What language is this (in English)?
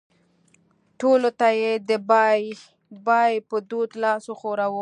Pashto